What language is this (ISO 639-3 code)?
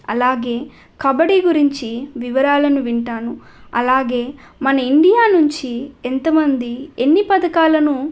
tel